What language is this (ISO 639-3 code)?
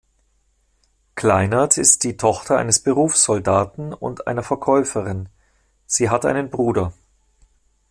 deu